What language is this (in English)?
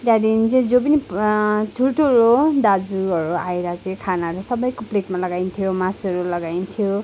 Nepali